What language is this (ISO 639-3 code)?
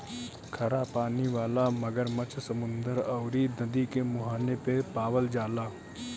bho